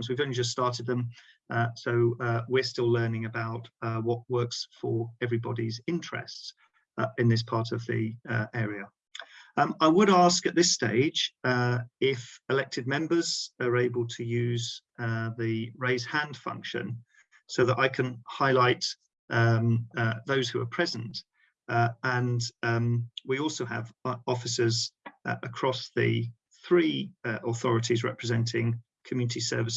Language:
English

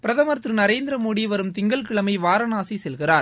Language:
Tamil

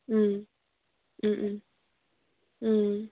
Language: Manipuri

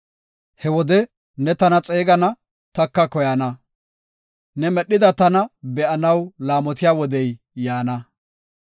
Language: Gofa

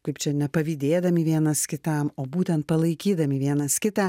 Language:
Lithuanian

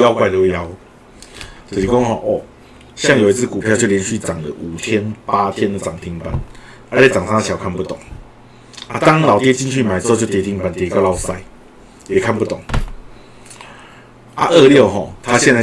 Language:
Chinese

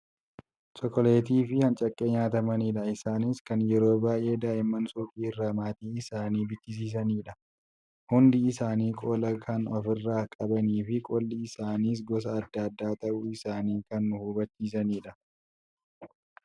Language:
Oromo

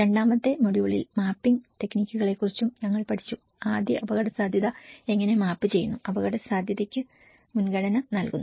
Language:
Malayalam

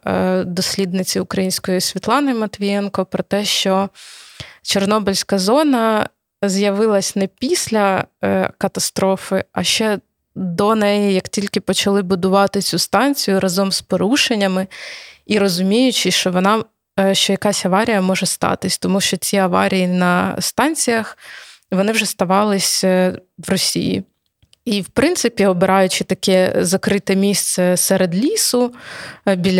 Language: Ukrainian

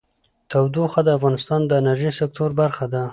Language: Pashto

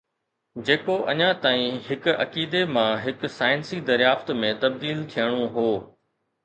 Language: Sindhi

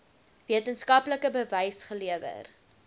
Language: Afrikaans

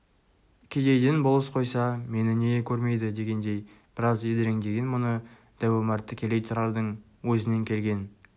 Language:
Kazakh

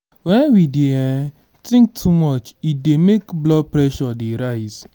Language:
Nigerian Pidgin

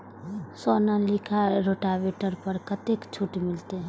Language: Maithili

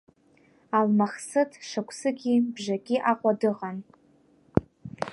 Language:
Abkhazian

